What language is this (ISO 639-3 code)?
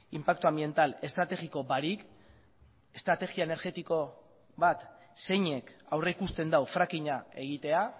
eus